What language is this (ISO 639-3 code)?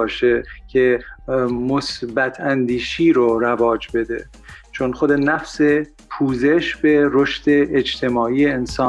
fas